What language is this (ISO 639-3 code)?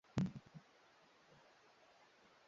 swa